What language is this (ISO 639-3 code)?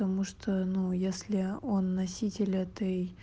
rus